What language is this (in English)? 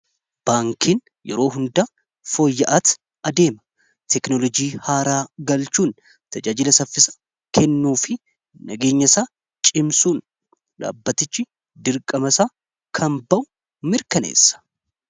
Oromo